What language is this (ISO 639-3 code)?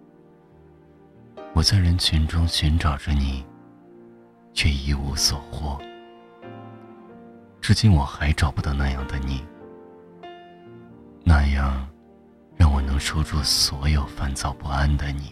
zho